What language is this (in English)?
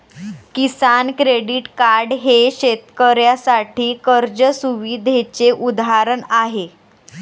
Marathi